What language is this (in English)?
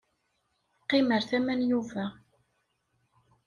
Kabyle